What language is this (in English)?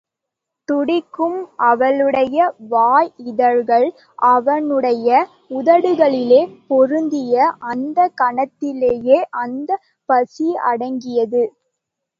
Tamil